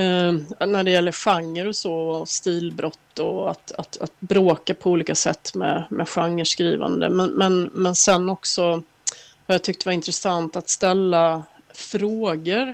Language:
Swedish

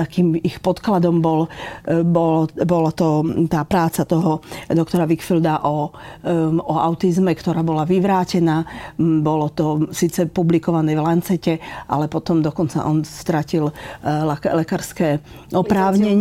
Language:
Slovak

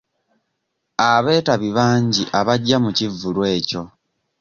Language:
Ganda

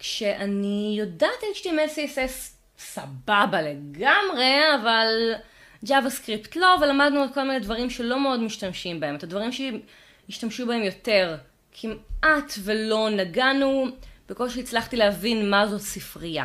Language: Hebrew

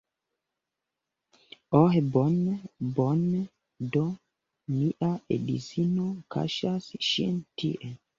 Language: Esperanto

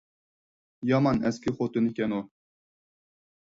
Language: Uyghur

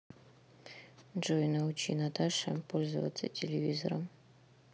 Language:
Russian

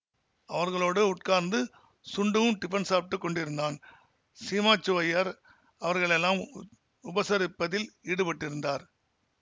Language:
Tamil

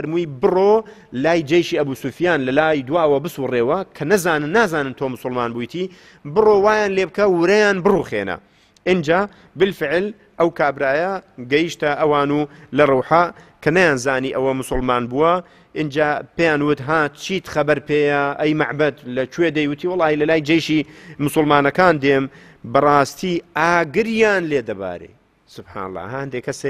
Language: Arabic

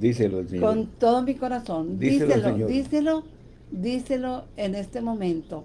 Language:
Spanish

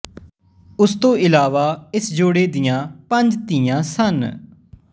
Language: Punjabi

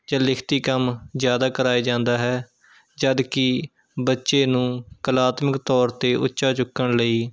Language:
Punjabi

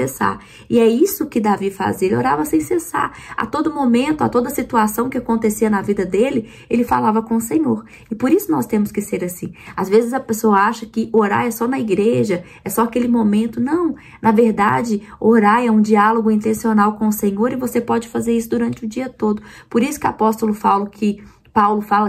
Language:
Portuguese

